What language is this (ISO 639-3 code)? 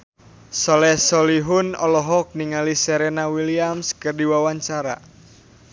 sun